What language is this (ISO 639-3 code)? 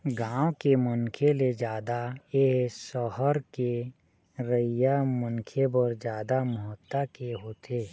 hne